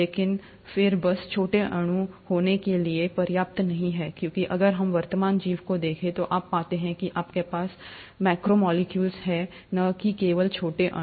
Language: Hindi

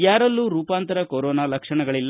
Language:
Kannada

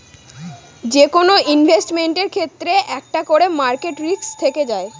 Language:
Bangla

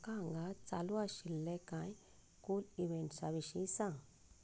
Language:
Konkani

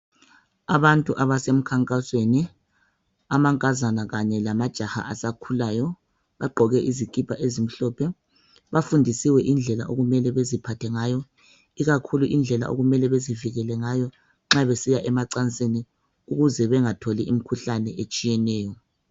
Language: North Ndebele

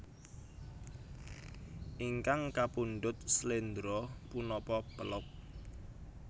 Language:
Javanese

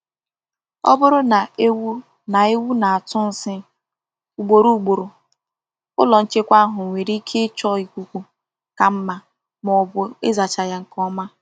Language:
Igbo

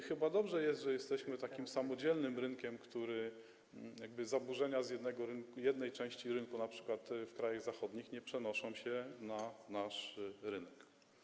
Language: Polish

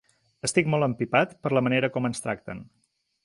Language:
Catalan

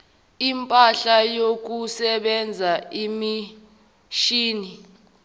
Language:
Zulu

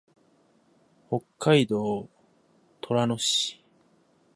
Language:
Japanese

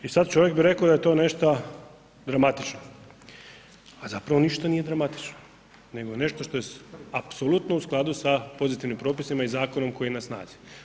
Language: Croatian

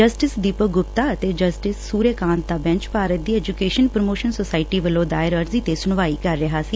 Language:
Punjabi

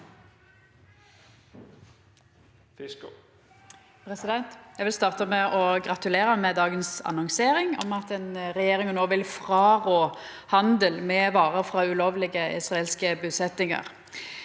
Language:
Norwegian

